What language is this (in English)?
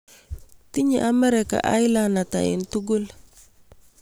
Kalenjin